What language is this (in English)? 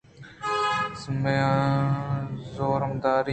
Eastern Balochi